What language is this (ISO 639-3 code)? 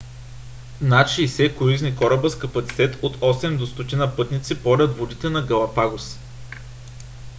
bul